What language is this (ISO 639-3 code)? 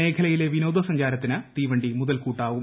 mal